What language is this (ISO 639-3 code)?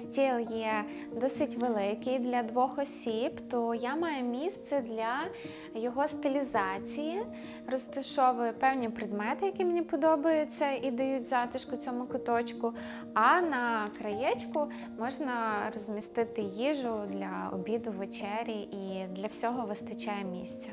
ukr